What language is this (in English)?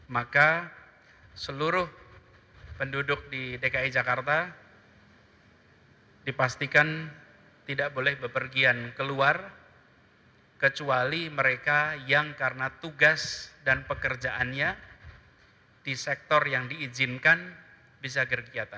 Indonesian